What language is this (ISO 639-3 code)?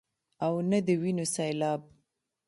pus